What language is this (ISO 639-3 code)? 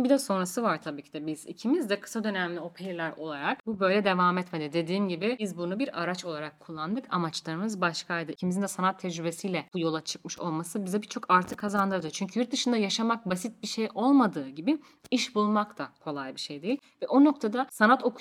tur